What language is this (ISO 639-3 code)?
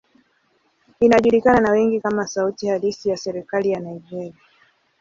swa